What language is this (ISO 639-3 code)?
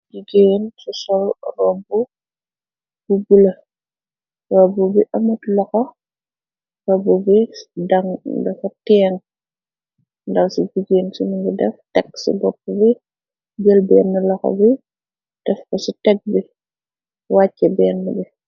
wol